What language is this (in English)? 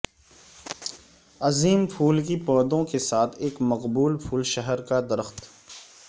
Urdu